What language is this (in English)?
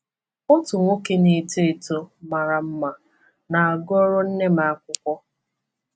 Igbo